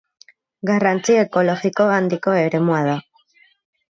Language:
Basque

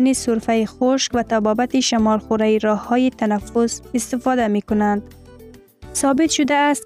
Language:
Persian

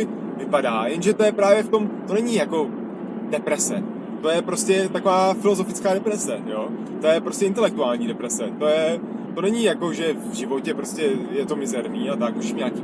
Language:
Czech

